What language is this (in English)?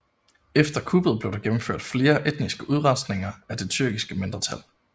Danish